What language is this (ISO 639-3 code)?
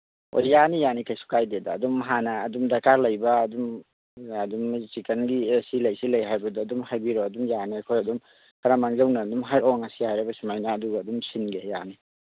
mni